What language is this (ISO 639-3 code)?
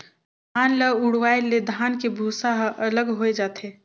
hne